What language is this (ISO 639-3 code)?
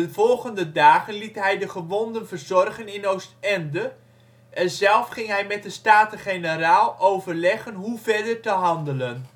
nld